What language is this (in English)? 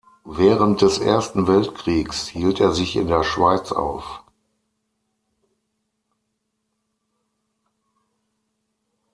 German